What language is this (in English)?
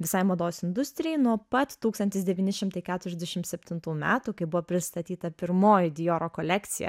Lithuanian